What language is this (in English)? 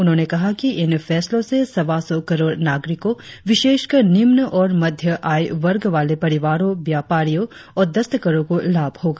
Hindi